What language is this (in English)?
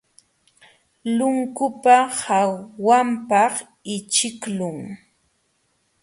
Jauja Wanca Quechua